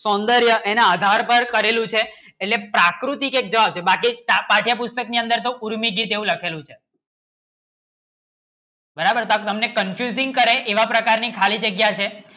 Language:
Gujarati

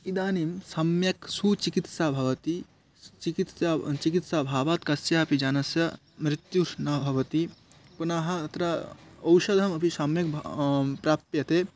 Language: Sanskrit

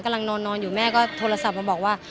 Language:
Thai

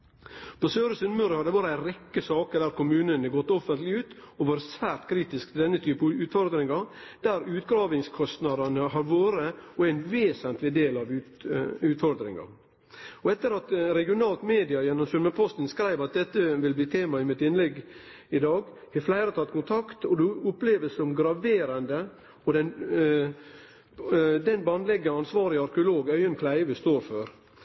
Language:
Norwegian Nynorsk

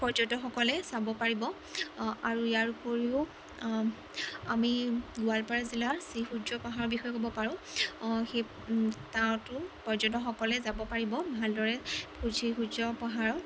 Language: Assamese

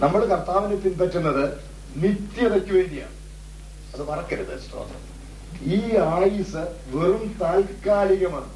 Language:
Malayalam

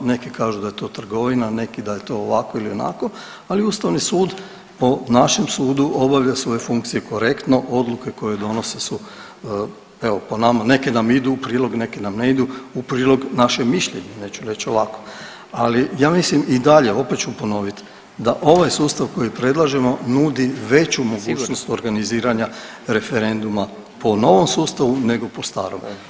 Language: Croatian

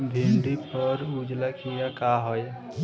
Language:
Bhojpuri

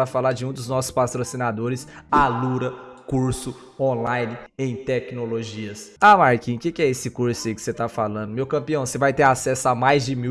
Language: Portuguese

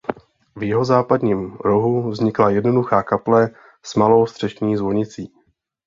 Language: Czech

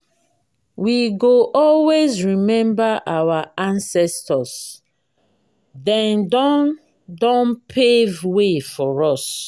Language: Nigerian Pidgin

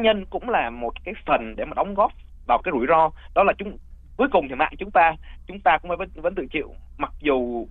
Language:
Vietnamese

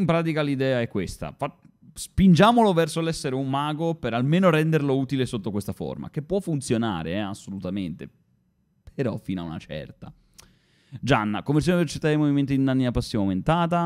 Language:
Italian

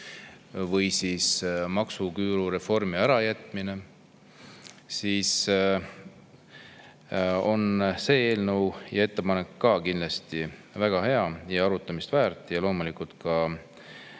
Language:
Estonian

